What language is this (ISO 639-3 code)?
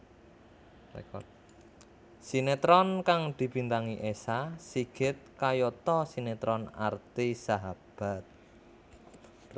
jav